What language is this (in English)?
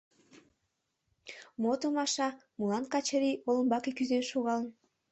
Mari